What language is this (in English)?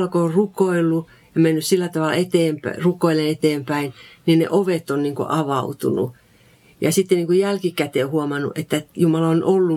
Finnish